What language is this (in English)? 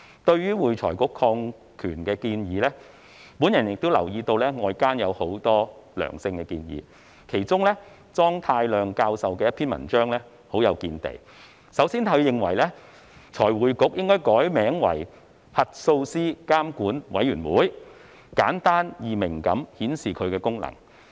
Cantonese